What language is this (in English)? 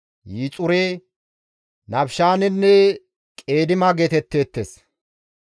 Gamo